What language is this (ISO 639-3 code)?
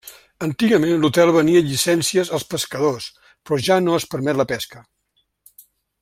cat